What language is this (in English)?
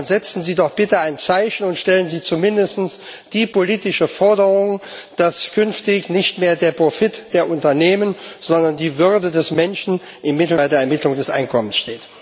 German